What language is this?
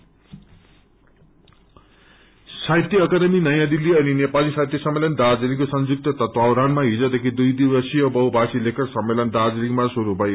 Nepali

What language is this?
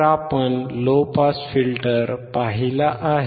Marathi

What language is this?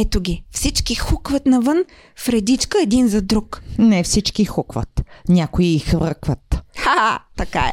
Bulgarian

